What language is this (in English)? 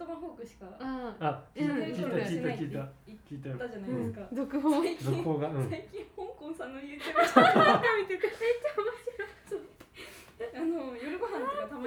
Japanese